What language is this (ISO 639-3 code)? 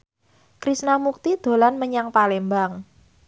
jav